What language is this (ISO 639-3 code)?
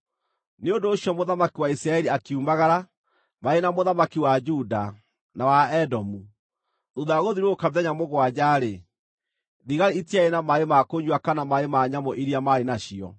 kik